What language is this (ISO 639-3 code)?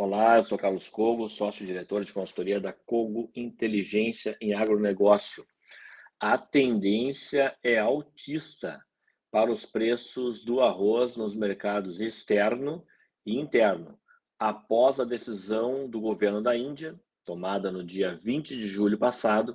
por